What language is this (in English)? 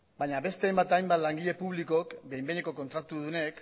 Basque